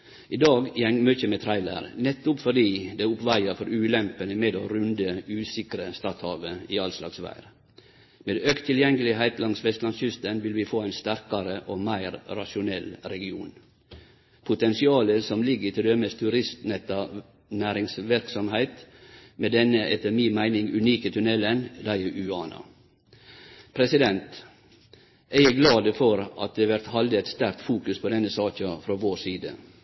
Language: Norwegian Nynorsk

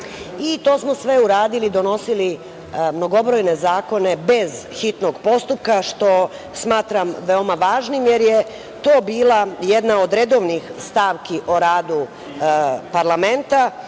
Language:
Serbian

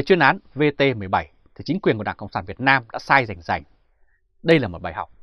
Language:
Vietnamese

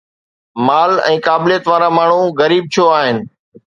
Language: Sindhi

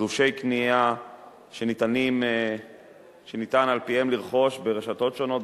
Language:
Hebrew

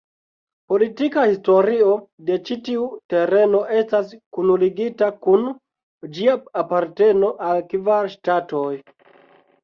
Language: Esperanto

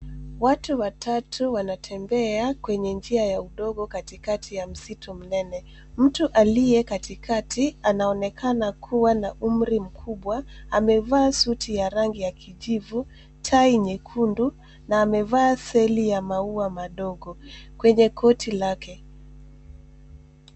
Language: Swahili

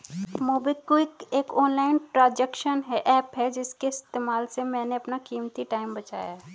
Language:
Hindi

